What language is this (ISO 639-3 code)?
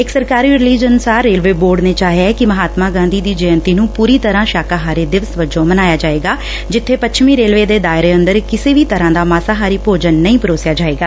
pan